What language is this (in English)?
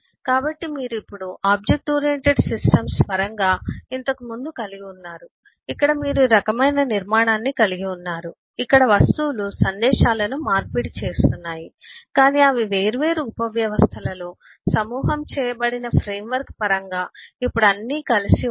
Telugu